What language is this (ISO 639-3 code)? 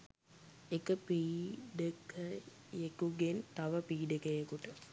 sin